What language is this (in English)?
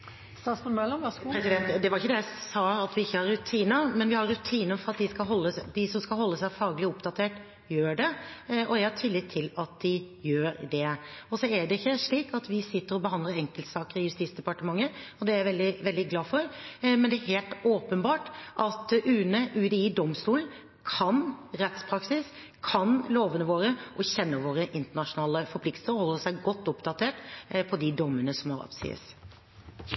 Norwegian Bokmål